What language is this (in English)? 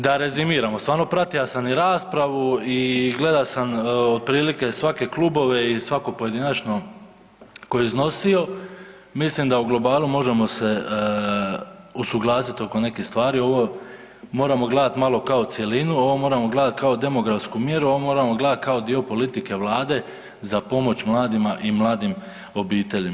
Croatian